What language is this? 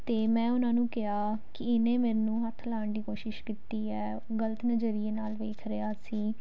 Punjabi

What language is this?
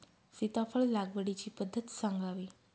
Marathi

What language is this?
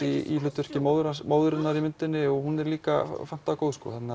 Icelandic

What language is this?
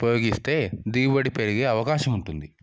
Telugu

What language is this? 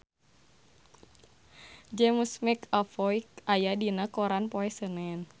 Sundanese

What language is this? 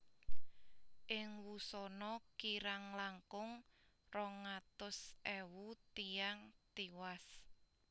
Javanese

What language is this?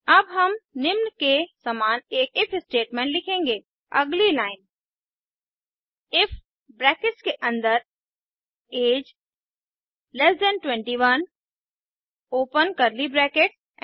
Hindi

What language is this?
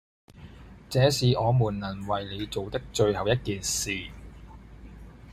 Cantonese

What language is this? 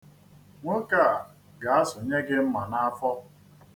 Igbo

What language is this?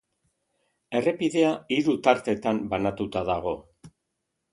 Basque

